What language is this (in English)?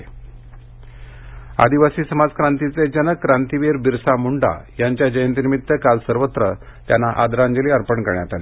Marathi